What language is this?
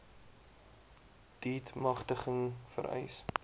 Afrikaans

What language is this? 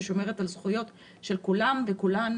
Hebrew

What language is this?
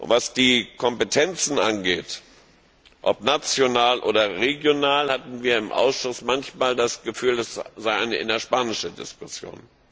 German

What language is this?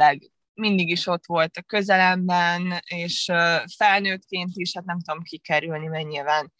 Hungarian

